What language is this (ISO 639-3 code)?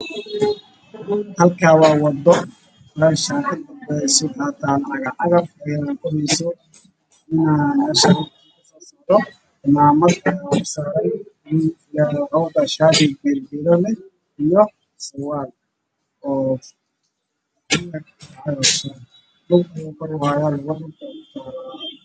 som